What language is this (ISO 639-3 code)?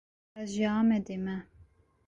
kur